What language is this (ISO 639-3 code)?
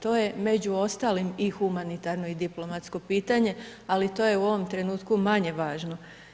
hrv